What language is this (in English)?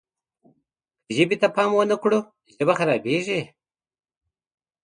Pashto